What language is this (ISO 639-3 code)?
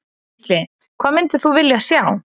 isl